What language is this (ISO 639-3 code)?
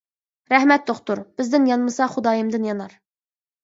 uig